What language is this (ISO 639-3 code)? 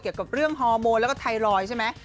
tha